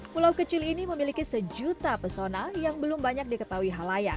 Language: Indonesian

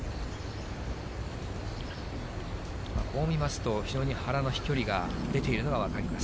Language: Japanese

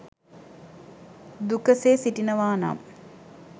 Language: Sinhala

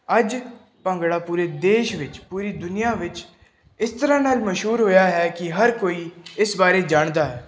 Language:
Punjabi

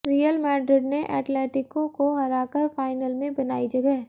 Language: Hindi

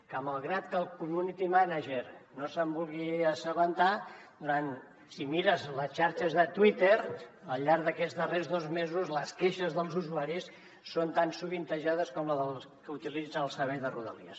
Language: Catalan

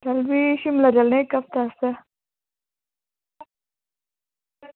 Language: Dogri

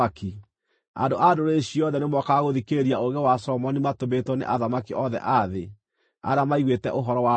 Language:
Kikuyu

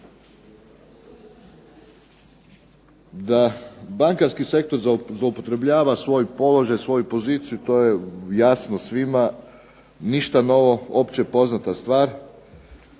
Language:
Croatian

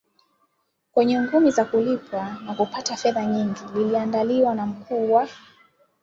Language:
Swahili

